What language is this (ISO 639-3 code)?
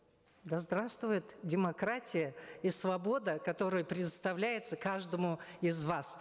kaz